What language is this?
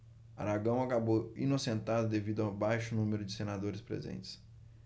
Portuguese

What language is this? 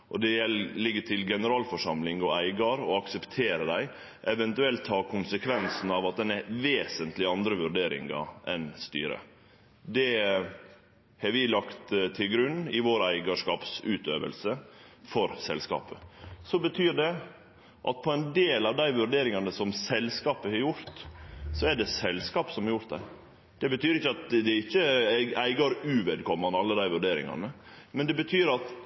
Norwegian Nynorsk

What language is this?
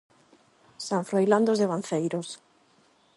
Galician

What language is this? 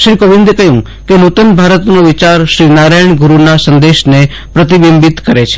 Gujarati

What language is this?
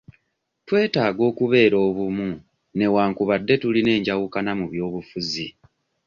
Ganda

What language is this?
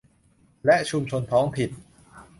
Thai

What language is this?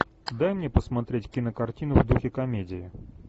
Russian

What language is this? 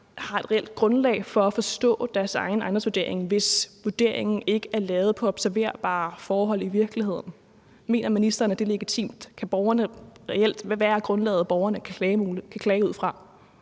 Danish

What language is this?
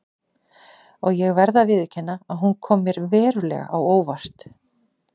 Icelandic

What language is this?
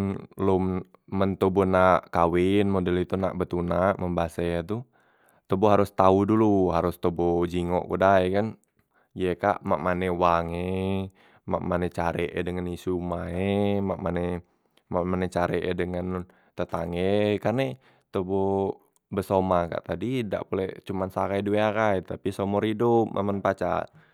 Musi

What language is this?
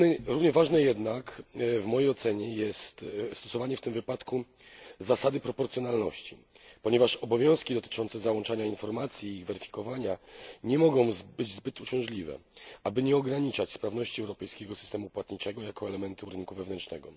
Polish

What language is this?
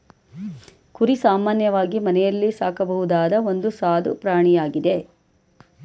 Kannada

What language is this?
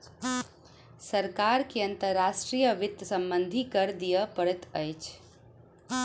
Maithili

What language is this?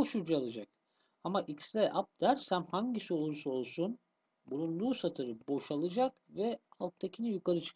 Turkish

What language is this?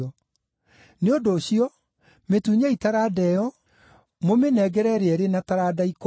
Kikuyu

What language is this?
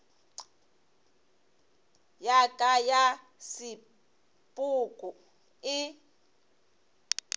Northern Sotho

